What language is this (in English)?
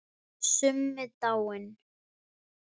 Icelandic